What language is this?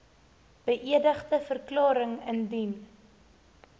Afrikaans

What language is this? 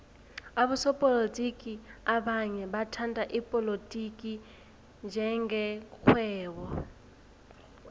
South Ndebele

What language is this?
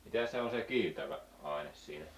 Finnish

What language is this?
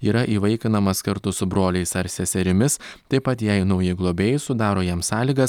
Lithuanian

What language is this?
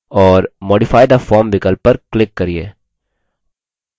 Hindi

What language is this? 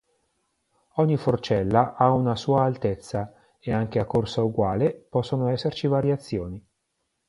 Italian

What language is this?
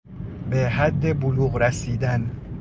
Persian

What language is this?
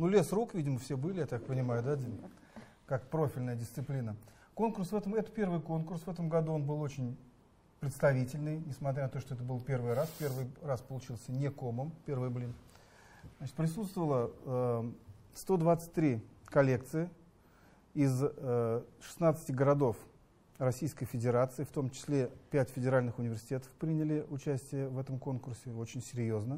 Russian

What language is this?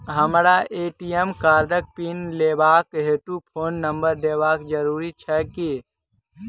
Maithili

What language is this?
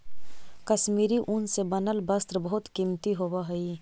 Magahi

